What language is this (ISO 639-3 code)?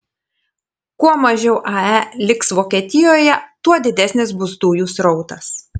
lit